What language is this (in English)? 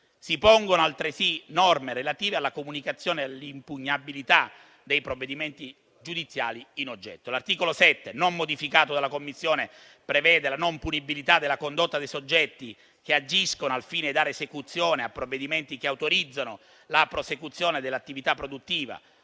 Italian